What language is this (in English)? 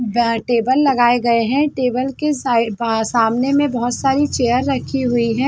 Hindi